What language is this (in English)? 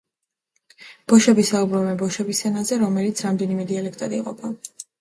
Georgian